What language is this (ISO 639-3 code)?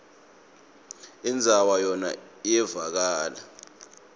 ssw